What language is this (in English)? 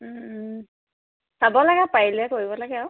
Assamese